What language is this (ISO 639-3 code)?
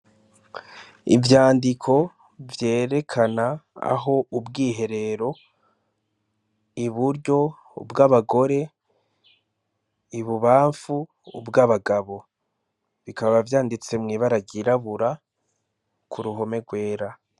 run